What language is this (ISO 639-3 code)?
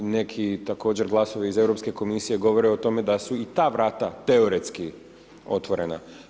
hrv